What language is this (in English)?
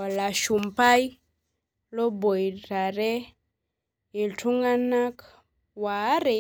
Masai